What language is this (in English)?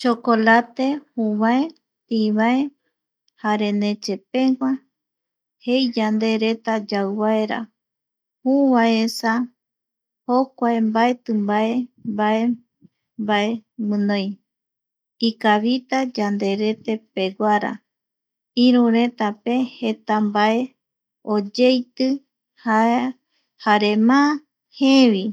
Eastern Bolivian Guaraní